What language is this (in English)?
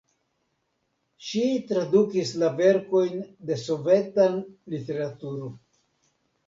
Esperanto